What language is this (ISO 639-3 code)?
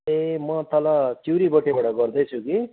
nep